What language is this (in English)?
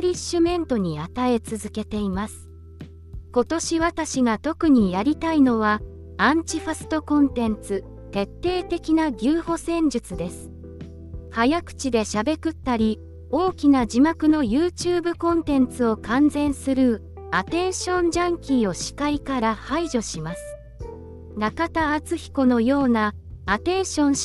Japanese